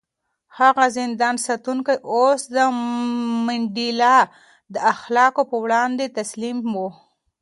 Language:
Pashto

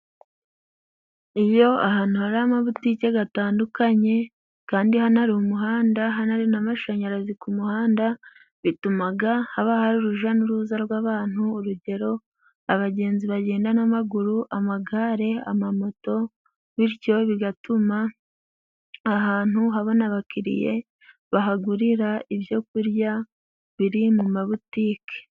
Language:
Kinyarwanda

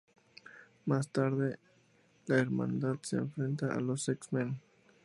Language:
Spanish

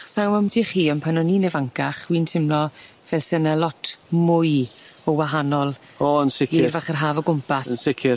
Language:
Welsh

